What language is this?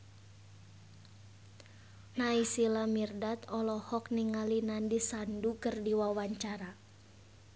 Sundanese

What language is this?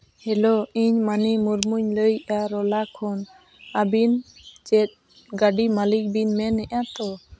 Santali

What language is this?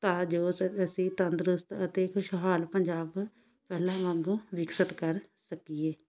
Punjabi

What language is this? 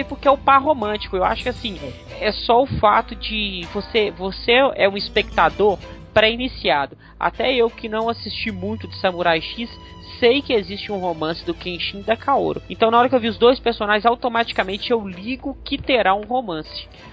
Portuguese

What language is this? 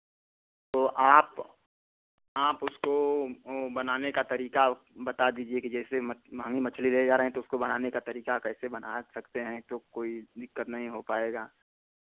Hindi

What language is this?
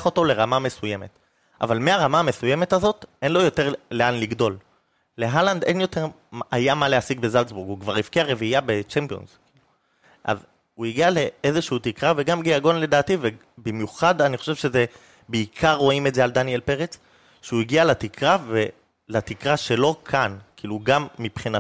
Hebrew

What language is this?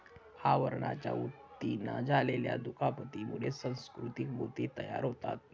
Marathi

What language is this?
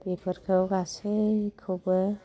Bodo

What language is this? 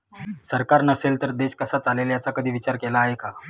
Marathi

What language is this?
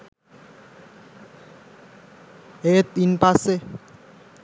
Sinhala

